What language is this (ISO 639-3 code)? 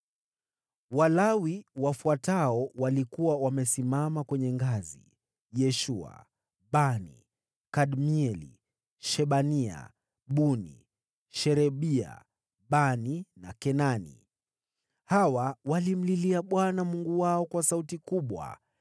swa